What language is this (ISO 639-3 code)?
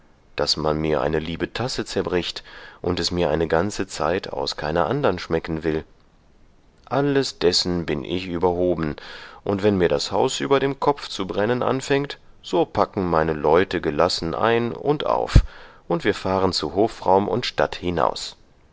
deu